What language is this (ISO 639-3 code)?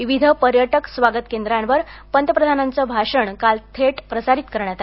mar